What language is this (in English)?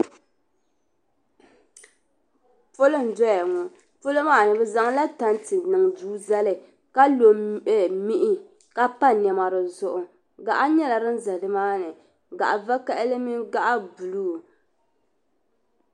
Dagbani